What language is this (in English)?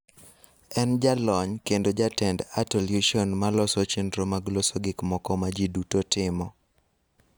Luo (Kenya and Tanzania)